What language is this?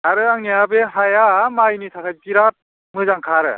Bodo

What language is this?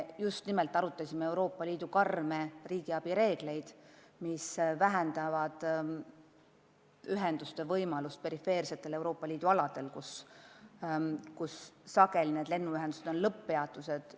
Estonian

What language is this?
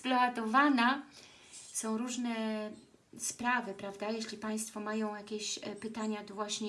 Polish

